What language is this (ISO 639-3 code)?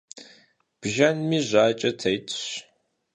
kbd